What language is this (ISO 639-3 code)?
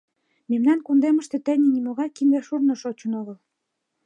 chm